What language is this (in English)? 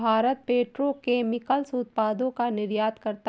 Hindi